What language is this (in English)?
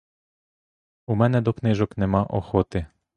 Ukrainian